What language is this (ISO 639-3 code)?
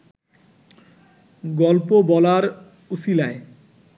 ben